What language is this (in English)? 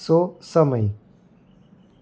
Gujarati